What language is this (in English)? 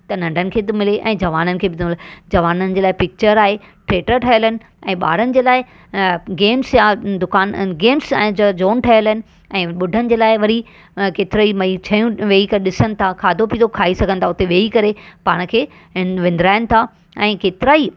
Sindhi